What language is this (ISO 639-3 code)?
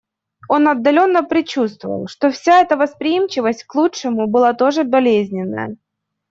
rus